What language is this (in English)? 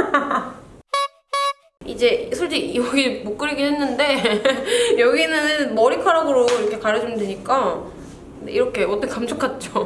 Korean